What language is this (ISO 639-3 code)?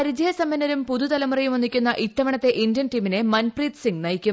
mal